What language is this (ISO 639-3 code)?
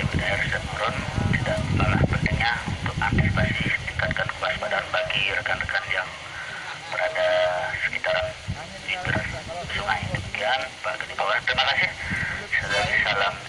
ind